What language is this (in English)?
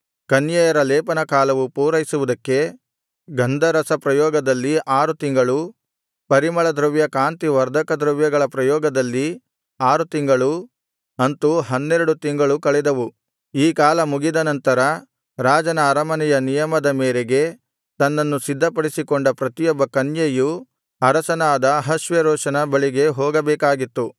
Kannada